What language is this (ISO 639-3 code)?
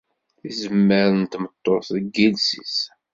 kab